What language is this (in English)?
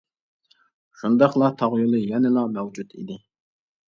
Uyghur